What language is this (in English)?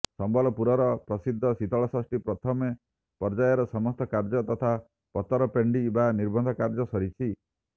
Odia